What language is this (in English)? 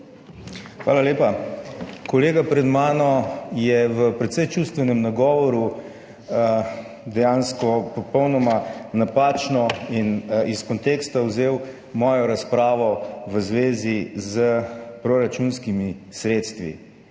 Slovenian